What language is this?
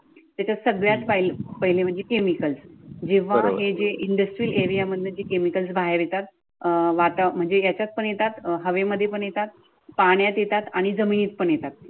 Marathi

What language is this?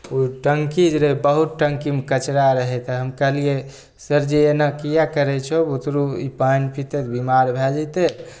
Maithili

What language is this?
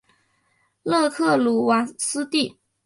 Chinese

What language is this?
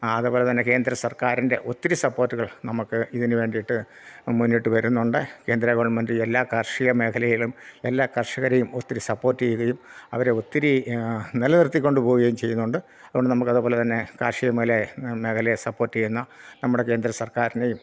Malayalam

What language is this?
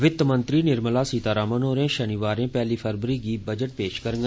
Dogri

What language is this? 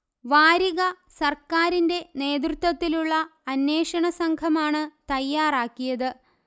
Malayalam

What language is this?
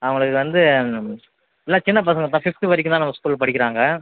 Tamil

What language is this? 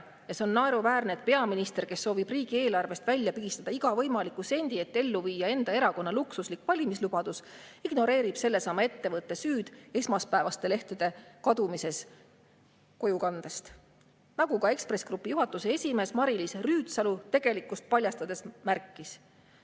Estonian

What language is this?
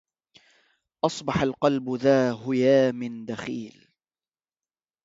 Arabic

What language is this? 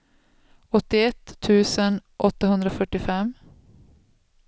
Swedish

